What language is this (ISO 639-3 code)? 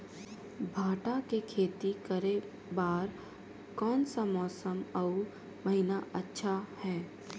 hne